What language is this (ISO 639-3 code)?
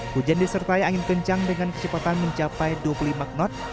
ind